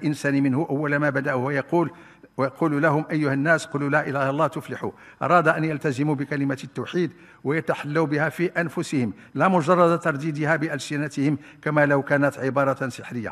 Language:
Arabic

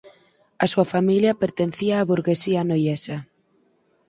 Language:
Galician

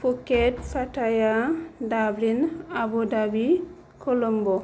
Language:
Bodo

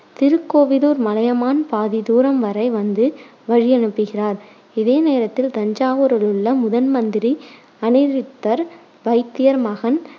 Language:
Tamil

